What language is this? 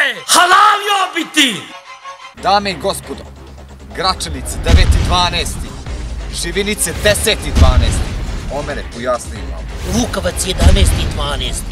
Romanian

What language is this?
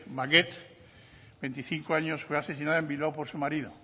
Spanish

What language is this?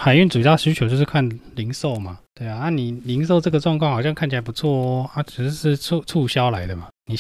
Chinese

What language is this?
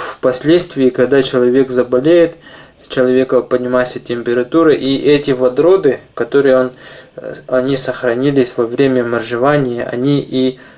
Russian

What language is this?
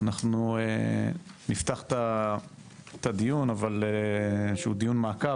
Hebrew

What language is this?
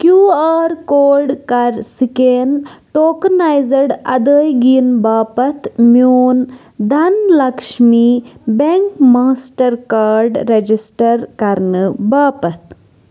Kashmiri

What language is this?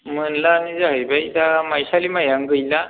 Bodo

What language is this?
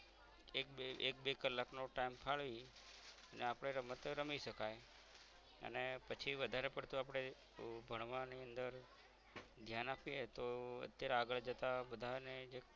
Gujarati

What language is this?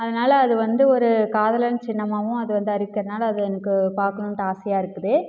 Tamil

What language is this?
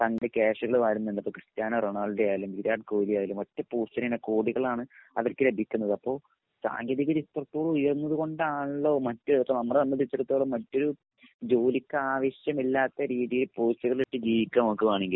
Malayalam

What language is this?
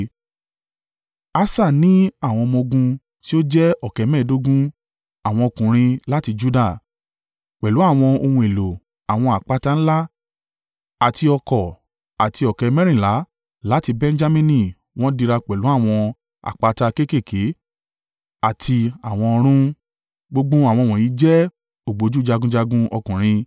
Yoruba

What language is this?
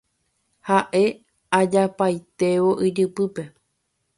Guarani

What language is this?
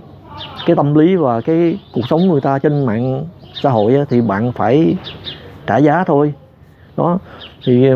Vietnamese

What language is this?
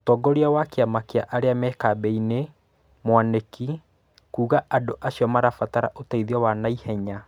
Kikuyu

